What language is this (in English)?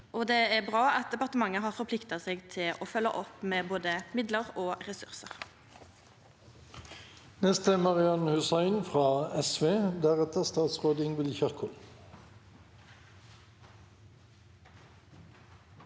Norwegian